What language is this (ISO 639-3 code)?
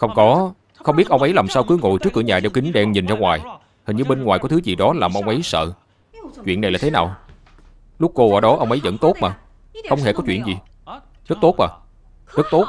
vie